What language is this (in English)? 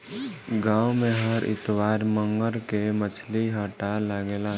Bhojpuri